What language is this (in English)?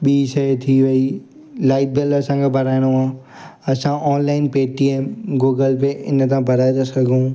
Sindhi